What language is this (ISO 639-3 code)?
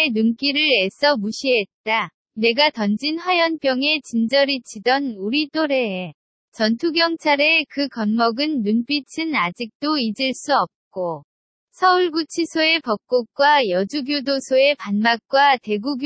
kor